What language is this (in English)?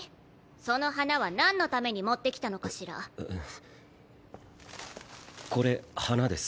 Japanese